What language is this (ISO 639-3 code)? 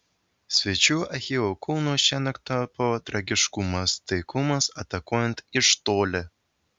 lit